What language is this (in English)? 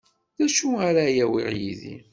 Kabyle